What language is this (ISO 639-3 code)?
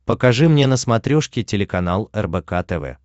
rus